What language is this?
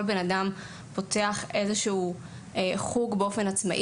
Hebrew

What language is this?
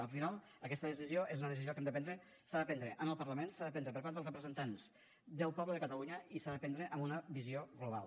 Catalan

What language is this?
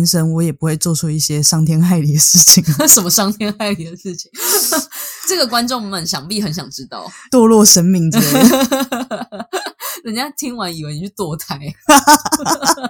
Chinese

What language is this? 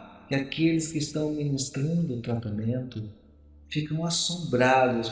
Portuguese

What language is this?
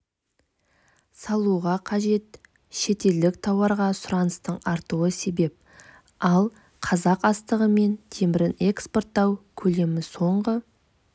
Kazakh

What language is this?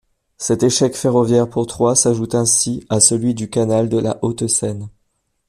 French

